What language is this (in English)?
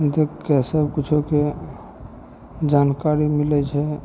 Maithili